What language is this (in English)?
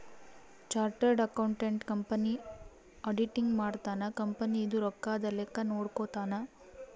Kannada